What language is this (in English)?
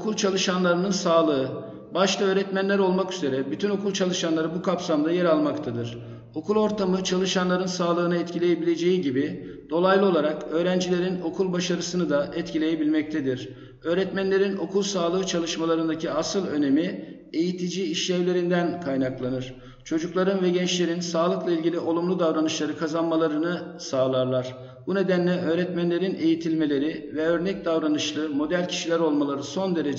Turkish